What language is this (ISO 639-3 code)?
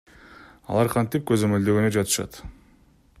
kir